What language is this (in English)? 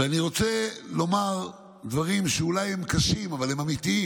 Hebrew